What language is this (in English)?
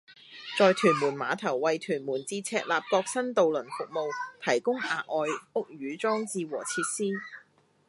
Cantonese